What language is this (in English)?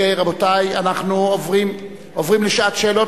Hebrew